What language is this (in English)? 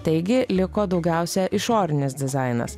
Lithuanian